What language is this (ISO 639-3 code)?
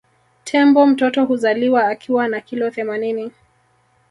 swa